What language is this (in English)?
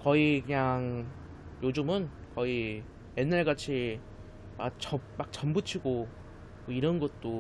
Korean